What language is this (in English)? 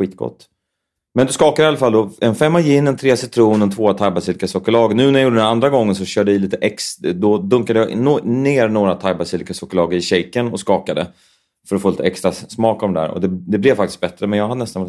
Swedish